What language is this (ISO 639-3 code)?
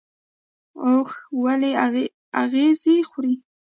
pus